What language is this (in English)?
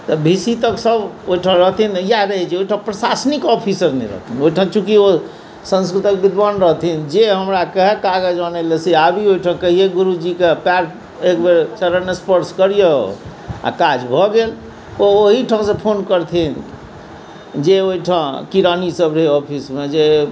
Maithili